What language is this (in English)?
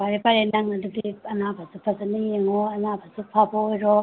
Manipuri